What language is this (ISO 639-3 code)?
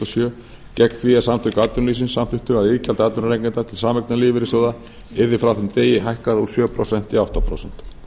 isl